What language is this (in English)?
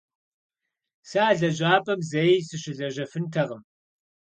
Kabardian